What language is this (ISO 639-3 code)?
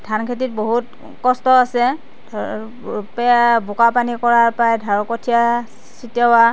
asm